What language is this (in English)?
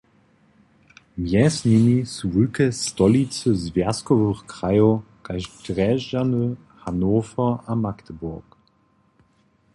Upper Sorbian